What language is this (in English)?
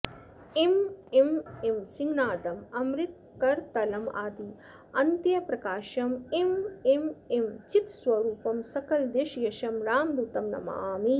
Sanskrit